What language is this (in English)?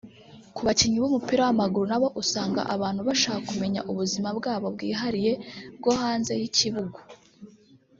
Kinyarwanda